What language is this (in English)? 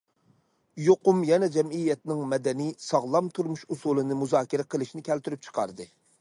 Uyghur